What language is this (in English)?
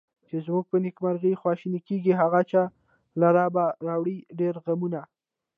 Pashto